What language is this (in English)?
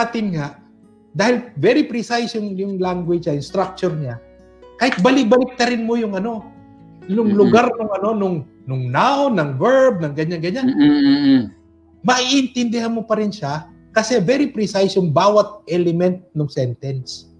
Filipino